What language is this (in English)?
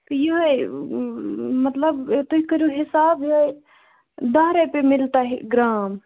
Kashmiri